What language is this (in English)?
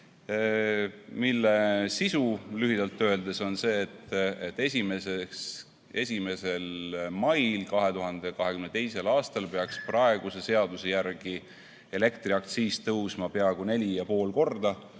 Estonian